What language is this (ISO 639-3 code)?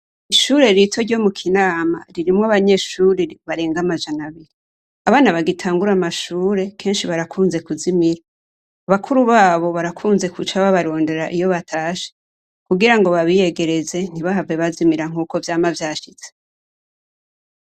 run